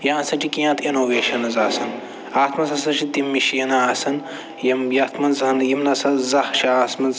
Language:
Kashmiri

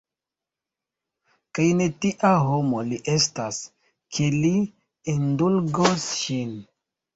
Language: Esperanto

